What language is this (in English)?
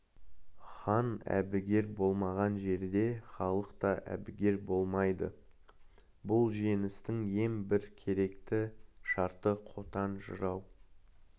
Kazakh